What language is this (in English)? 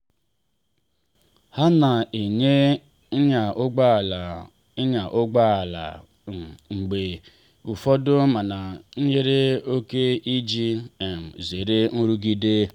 Igbo